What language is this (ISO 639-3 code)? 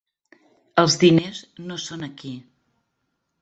cat